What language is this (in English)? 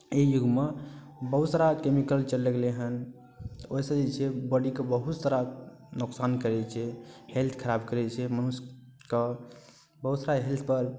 Maithili